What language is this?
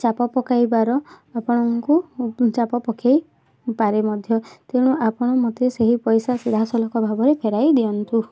Odia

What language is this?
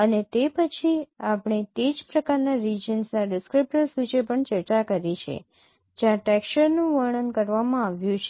Gujarati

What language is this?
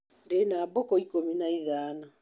Kikuyu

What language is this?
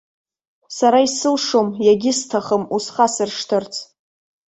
Abkhazian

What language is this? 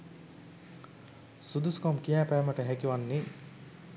Sinhala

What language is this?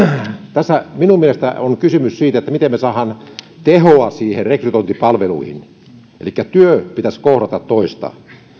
Finnish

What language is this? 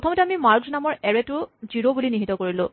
Assamese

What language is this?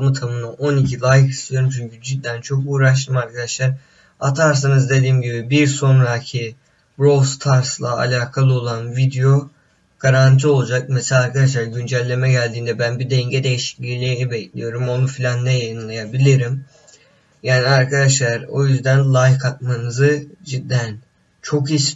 Turkish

